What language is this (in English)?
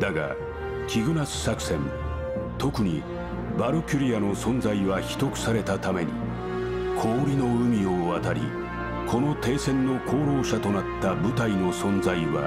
Japanese